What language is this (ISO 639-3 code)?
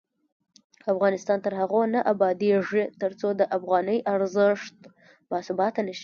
pus